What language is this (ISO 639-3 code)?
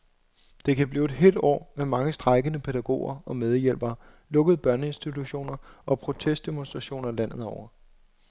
dan